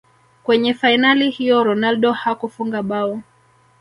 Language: Swahili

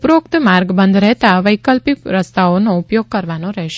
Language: Gujarati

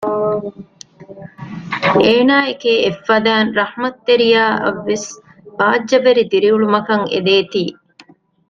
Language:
Divehi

